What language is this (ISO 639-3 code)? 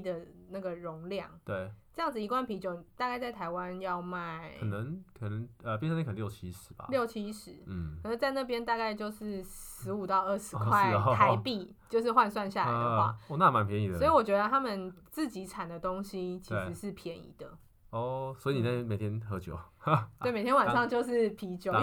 zho